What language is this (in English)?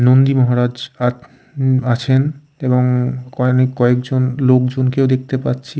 Bangla